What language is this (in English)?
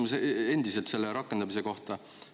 Estonian